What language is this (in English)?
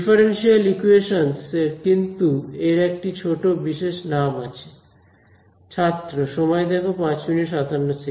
Bangla